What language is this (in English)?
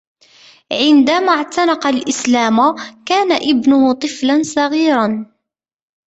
Arabic